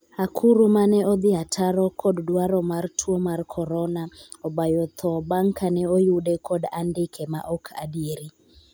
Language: Luo (Kenya and Tanzania)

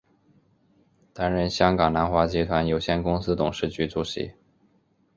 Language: Chinese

